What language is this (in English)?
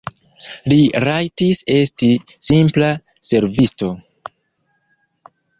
Esperanto